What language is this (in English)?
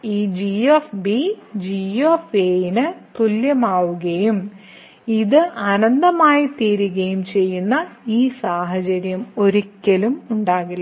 Malayalam